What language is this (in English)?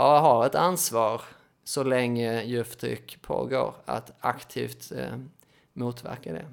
Swedish